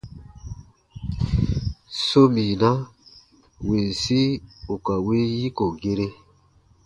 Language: Baatonum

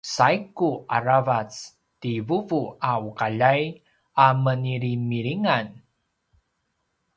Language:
Paiwan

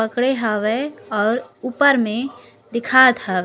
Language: Chhattisgarhi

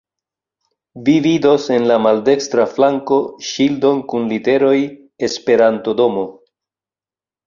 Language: Esperanto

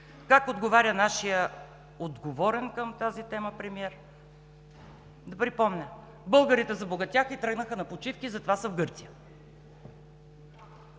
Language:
Bulgarian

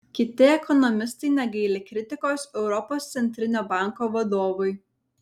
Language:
Lithuanian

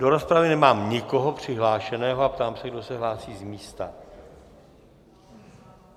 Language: Czech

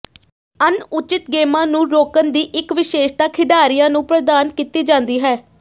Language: Punjabi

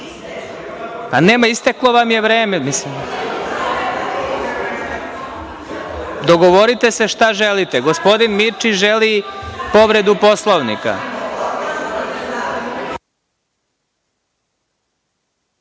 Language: Serbian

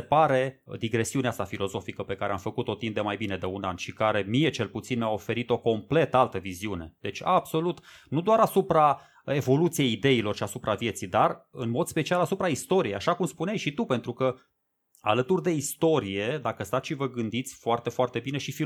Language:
Romanian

